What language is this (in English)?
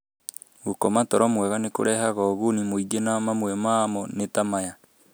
Kikuyu